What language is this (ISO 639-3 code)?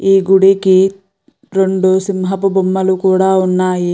tel